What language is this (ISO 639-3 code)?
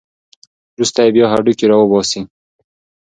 pus